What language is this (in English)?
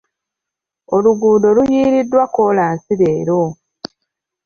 Ganda